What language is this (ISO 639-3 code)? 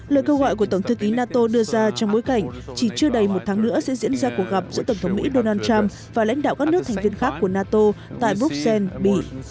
vie